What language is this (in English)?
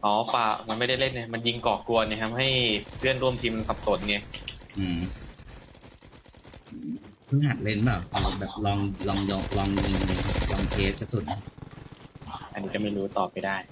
Thai